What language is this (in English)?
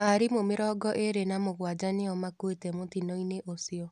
Kikuyu